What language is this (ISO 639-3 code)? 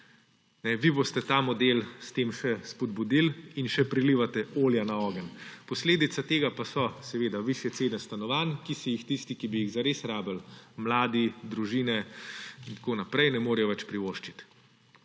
slv